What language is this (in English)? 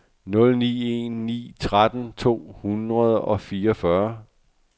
Danish